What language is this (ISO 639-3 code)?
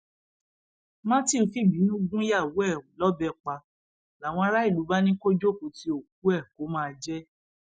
yor